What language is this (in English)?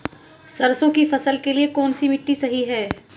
Hindi